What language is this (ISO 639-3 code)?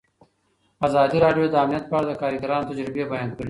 pus